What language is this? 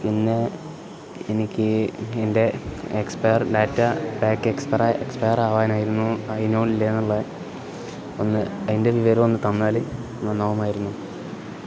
Malayalam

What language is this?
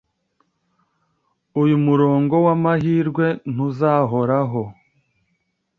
Kinyarwanda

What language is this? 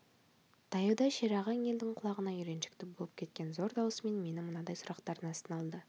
Kazakh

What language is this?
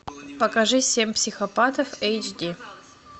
Russian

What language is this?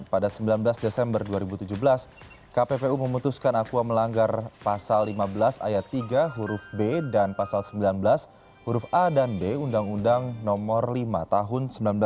Indonesian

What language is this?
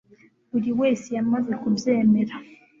Kinyarwanda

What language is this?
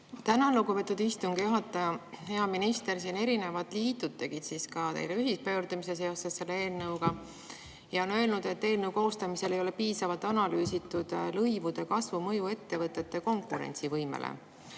Estonian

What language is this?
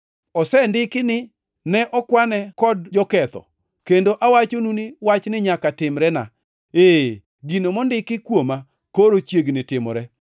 Luo (Kenya and Tanzania)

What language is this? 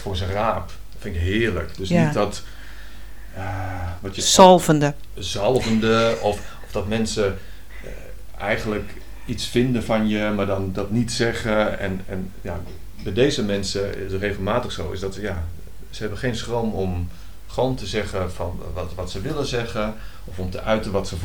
Dutch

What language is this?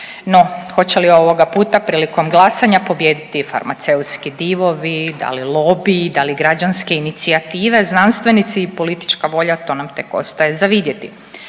Croatian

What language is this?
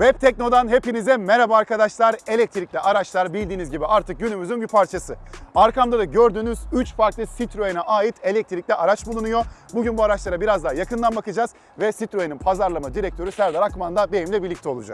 Turkish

